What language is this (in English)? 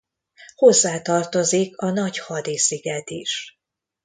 Hungarian